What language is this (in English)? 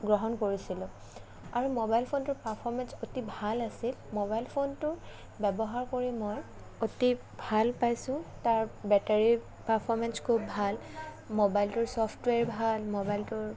Assamese